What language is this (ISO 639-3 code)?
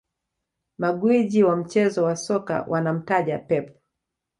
swa